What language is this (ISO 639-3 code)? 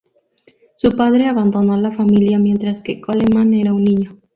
spa